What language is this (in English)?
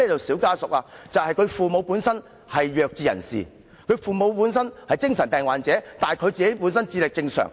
Cantonese